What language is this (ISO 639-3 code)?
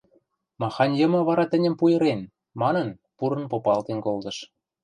mrj